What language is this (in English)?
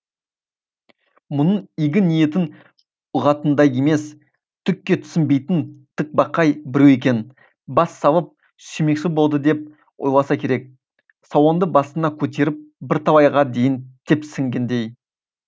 Kazakh